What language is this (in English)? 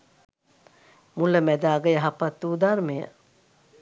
Sinhala